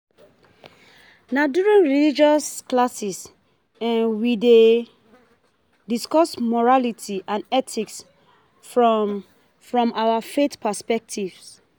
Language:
Nigerian Pidgin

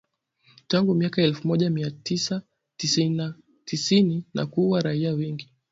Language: Swahili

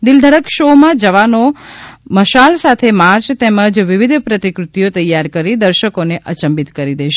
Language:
Gujarati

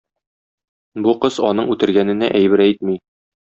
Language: Tatar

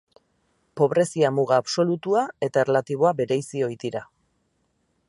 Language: Basque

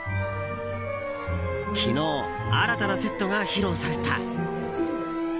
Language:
Japanese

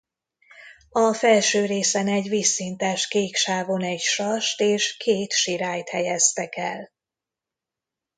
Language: Hungarian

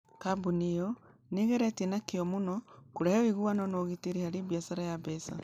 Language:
Kikuyu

